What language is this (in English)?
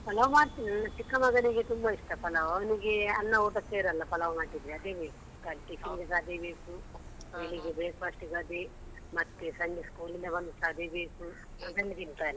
Kannada